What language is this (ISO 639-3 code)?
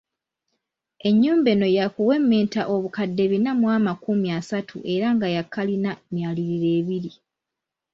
lug